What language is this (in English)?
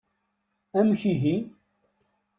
Kabyle